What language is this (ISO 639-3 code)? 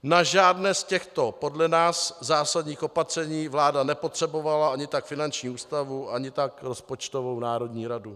ces